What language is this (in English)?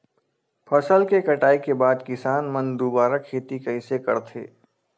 Chhattisgarhi